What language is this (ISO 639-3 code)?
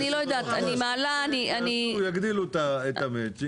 heb